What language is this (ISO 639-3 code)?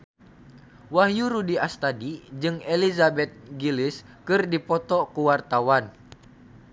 sun